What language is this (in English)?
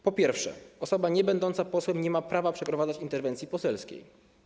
Polish